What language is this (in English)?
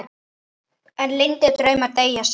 Icelandic